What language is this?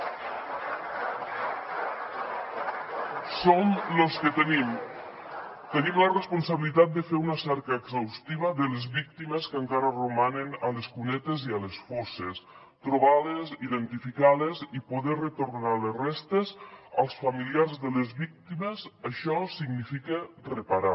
Catalan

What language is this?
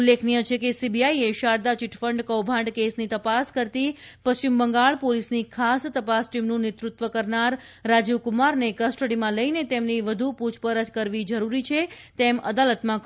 Gujarati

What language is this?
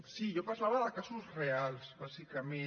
Catalan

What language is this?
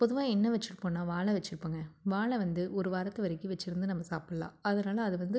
Tamil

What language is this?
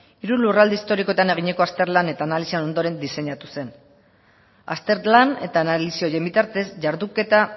Basque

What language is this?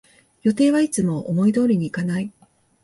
Japanese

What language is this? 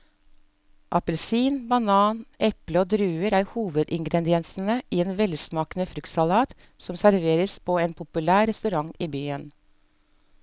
Norwegian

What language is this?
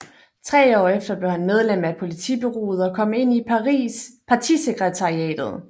Danish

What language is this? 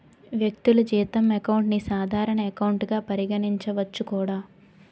Telugu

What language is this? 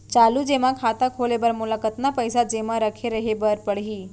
Chhattisgarhi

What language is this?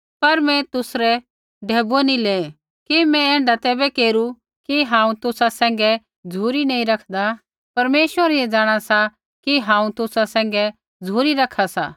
Kullu Pahari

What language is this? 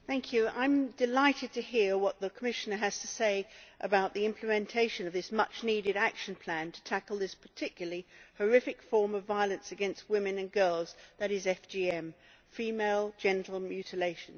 English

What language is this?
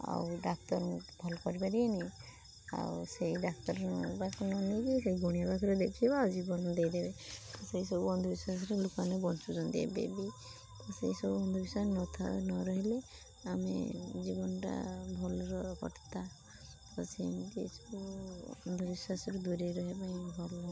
Odia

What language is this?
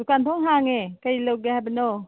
Manipuri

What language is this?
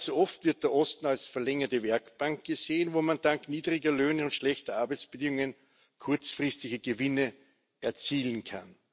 German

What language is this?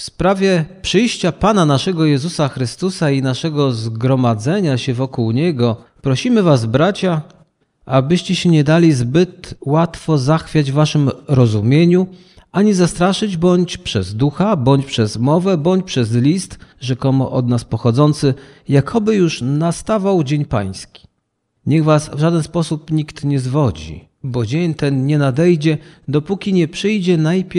Polish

